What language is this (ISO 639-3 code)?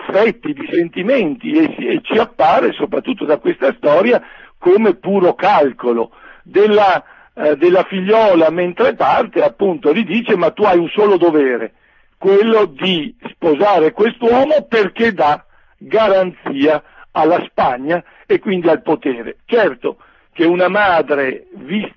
ita